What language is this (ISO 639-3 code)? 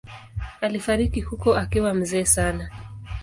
swa